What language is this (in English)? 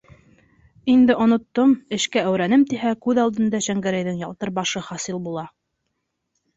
Bashkir